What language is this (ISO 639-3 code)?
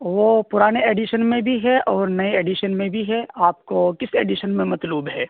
urd